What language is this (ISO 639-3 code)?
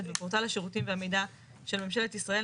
heb